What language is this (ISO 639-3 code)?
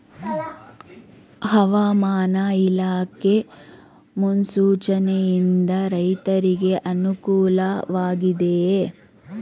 kan